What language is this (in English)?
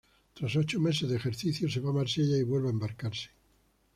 Spanish